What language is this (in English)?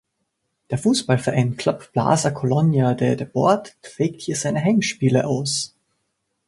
German